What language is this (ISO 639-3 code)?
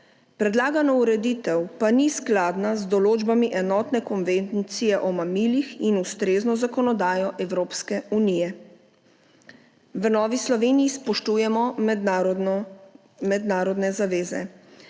slv